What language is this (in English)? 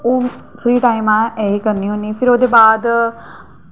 Dogri